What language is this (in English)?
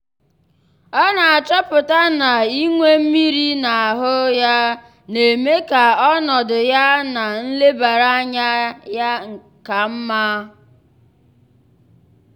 Igbo